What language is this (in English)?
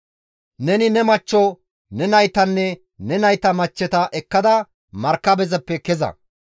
Gamo